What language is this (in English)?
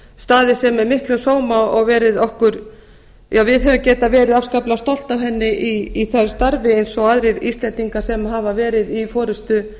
Icelandic